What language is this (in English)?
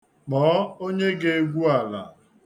Igbo